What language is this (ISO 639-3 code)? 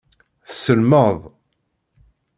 kab